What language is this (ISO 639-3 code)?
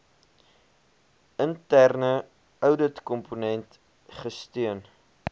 afr